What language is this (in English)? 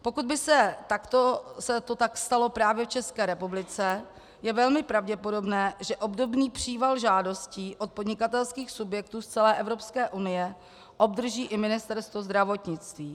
Czech